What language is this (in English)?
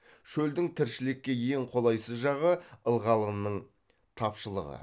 Kazakh